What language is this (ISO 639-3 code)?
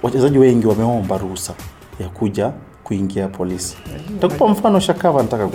swa